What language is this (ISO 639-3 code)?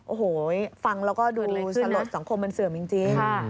tha